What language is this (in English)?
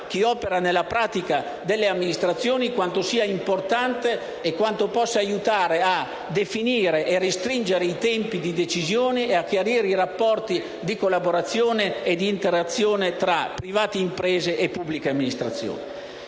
Italian